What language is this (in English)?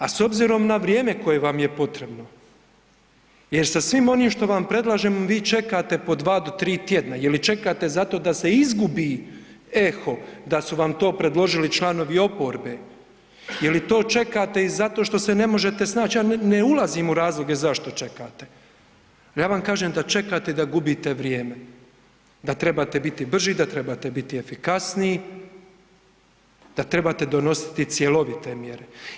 Croatian